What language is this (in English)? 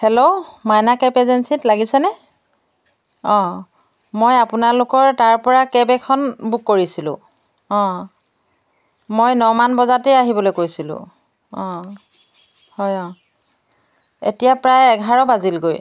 Assamese